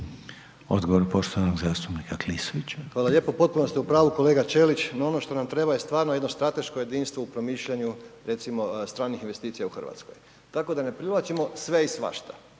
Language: Croatian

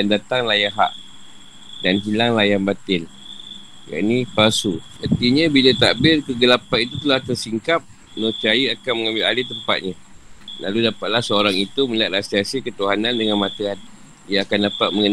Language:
Malay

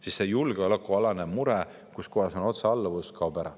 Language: Estonian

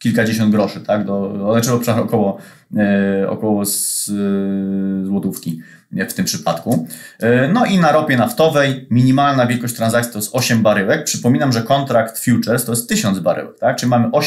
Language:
Polish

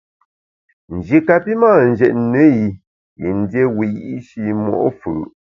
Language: Bamun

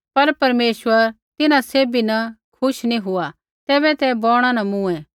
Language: Kullu Pahari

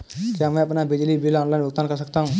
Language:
Hindi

